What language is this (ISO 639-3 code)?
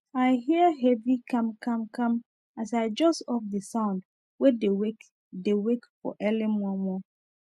pcm